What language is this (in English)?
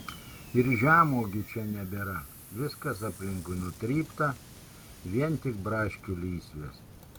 Lithuanian